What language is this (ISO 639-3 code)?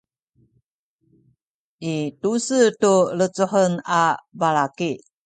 szy